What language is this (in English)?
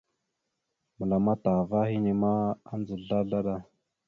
Mada (Cameroon)